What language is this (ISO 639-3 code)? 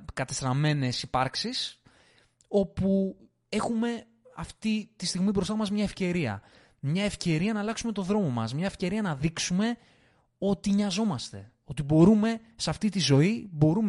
ell